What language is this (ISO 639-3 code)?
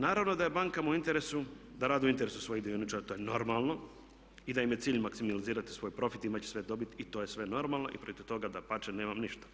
hrv